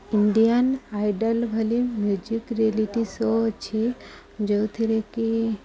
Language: Odia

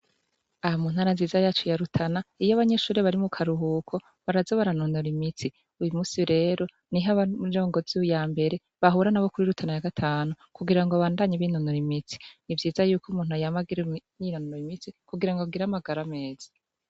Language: Rundi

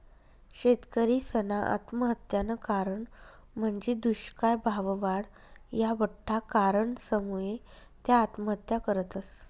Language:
Marathi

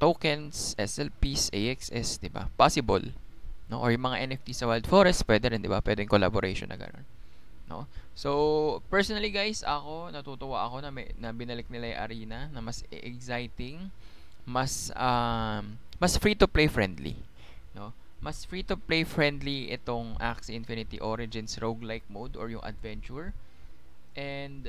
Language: Filipino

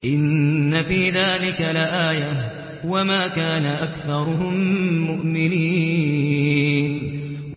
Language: Arabic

